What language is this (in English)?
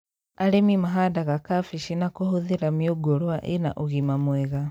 Kikuyu